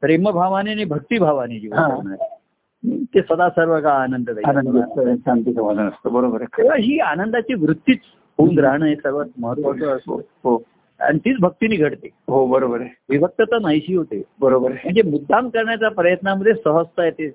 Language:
Marathi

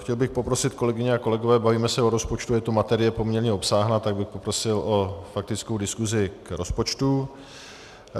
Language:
Czech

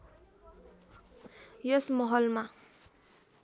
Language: Nepali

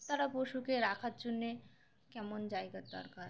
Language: Bangla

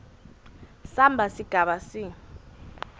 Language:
Swati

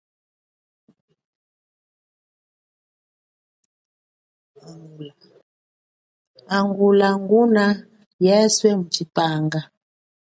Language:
Chokwe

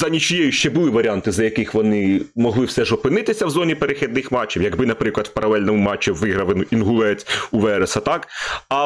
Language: Ukrainian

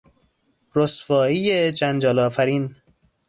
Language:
Persian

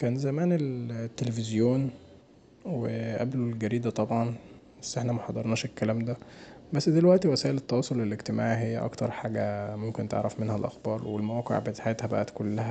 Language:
Egyptian Arabic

